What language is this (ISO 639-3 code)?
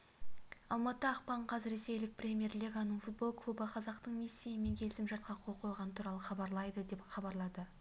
kaz